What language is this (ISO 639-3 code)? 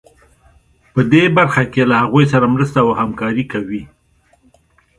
pus